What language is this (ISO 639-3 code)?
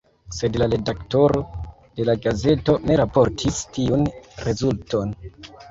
epo